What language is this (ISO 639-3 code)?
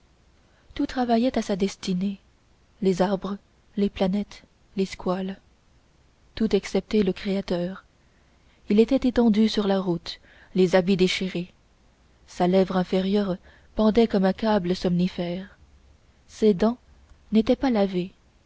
fra